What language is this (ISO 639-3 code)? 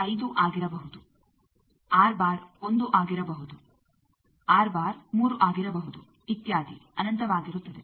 kan